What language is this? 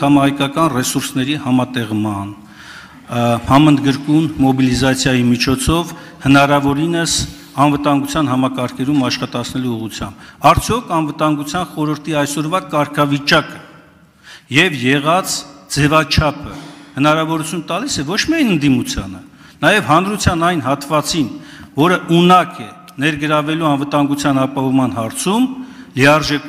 Romanian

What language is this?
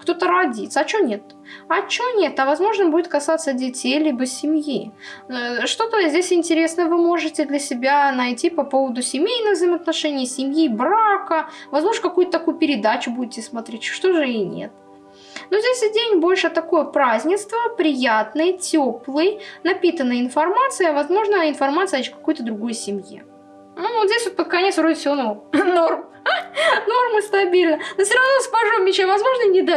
Russian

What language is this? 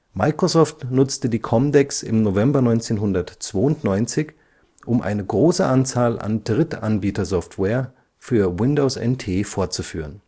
German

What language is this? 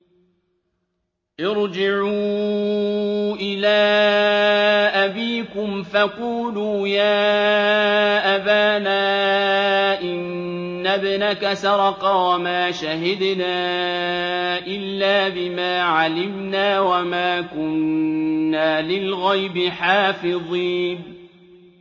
Arabic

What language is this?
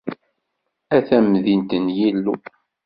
Kabyle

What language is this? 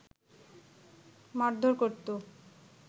Bangla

